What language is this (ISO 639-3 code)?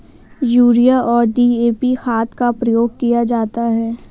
hin